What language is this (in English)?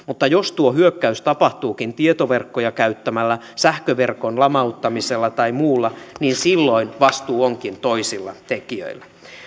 Finnish